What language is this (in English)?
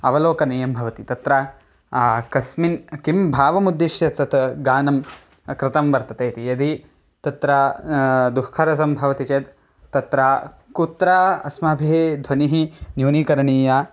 Sanskrit